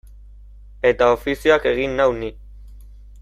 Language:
Basque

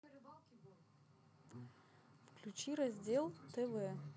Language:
Russian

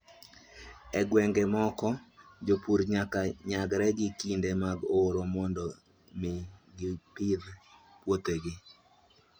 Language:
Luo (Kenya and Tanzania)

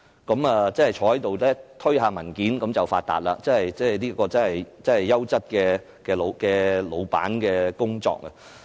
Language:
Cantonese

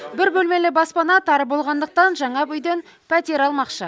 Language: Kazakh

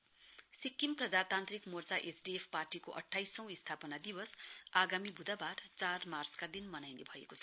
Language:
Nepali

